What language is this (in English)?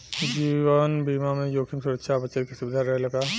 Bhojpuri